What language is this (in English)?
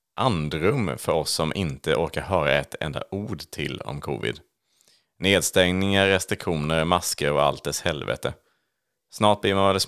Swedish